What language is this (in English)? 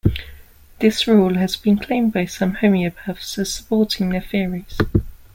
English